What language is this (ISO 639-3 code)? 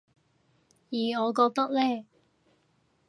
yue